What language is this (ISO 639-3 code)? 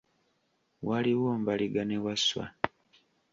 lug